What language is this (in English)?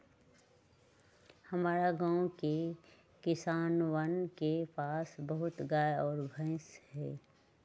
Magahi